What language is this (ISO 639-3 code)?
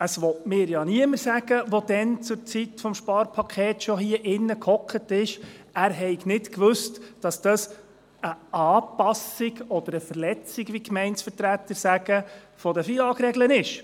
gsw